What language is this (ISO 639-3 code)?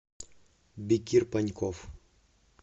rus